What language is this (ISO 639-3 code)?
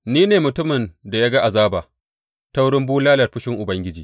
hau